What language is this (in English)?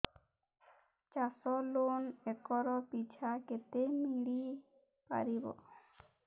Odia